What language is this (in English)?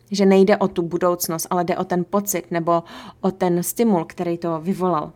Czech